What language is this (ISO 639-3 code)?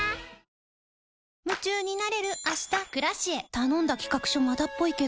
jpn